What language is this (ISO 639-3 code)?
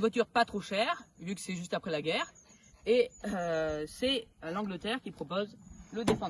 fra